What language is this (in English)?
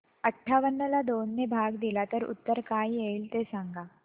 Marathi